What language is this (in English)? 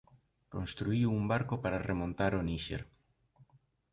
Galician